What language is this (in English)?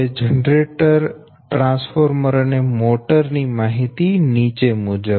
Gujarati